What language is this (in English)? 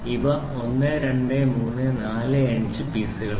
Malayalam